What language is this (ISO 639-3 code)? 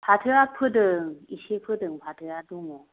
brx